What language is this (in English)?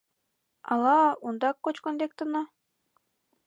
Mari